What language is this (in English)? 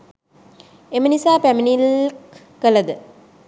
Sinhala